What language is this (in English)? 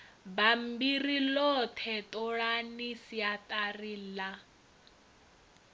Venda